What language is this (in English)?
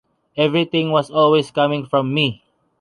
English